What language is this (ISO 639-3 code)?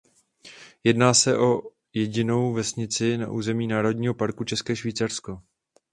ces